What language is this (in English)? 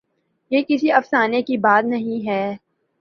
Urdu